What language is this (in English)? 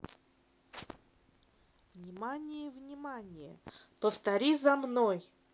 Russian